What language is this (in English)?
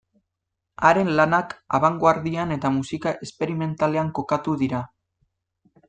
Basque